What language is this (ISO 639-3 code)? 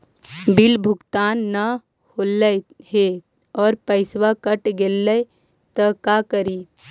mag